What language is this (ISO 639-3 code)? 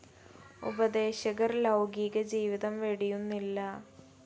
mal